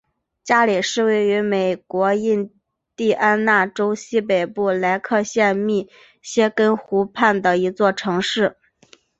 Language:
Chinese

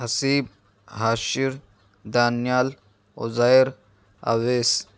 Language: Urdu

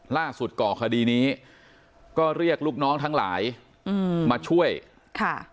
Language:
Thai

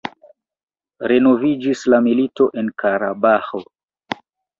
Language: Esperanto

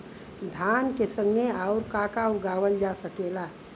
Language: Bhojpuri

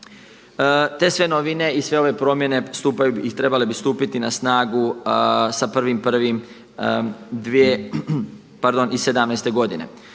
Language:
Croatian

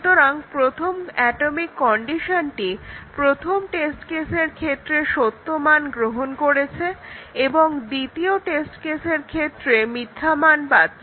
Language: Bangla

